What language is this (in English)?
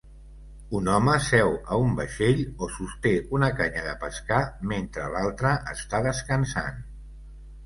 Catalan